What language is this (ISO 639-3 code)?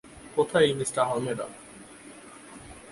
ben